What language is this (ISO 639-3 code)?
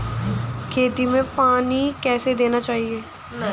hin